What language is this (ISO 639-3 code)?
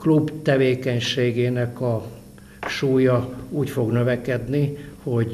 hun